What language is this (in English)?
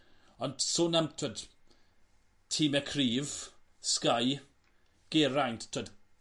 Welsh